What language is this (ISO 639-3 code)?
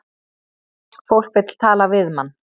isl